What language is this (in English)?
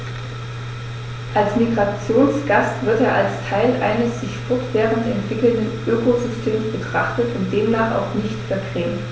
German